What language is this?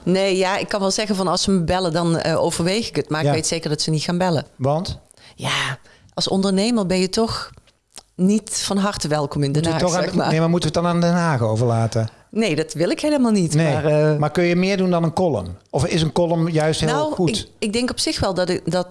Dutch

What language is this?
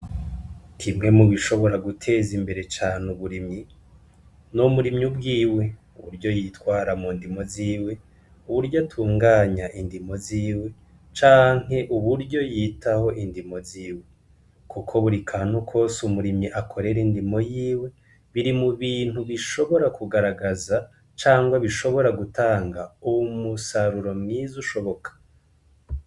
Rundi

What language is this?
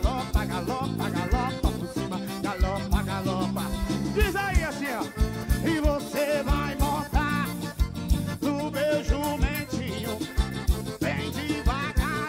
Portuguese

